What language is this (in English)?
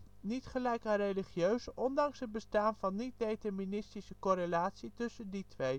Dutch